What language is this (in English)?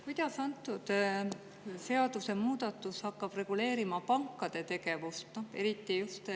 Estonian